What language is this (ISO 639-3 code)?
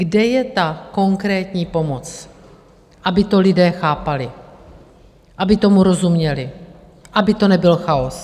ces